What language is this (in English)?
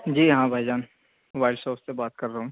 Urdu